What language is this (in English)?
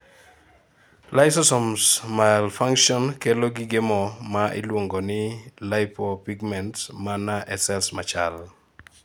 Luo (Kenya and Tanzania)